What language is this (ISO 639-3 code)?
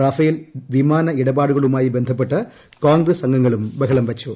mal